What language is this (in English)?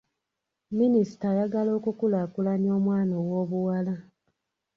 Ganda